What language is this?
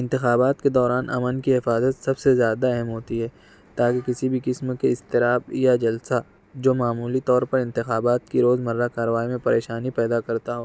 Urdu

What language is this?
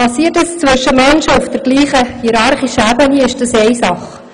Swiss German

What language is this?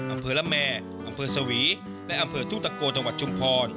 Thai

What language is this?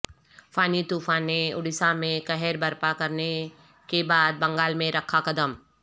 Urdu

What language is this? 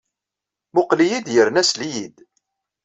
Kabyle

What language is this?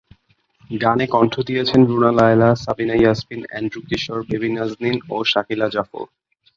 Bangla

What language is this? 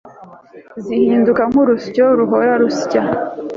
Kinyarwanda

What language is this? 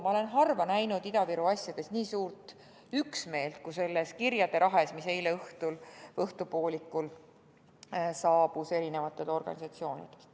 Estonian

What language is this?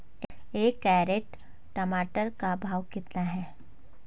Hindi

